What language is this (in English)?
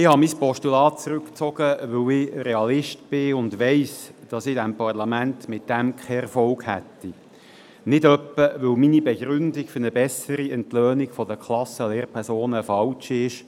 Swiss German